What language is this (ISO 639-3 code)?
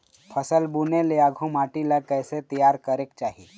hne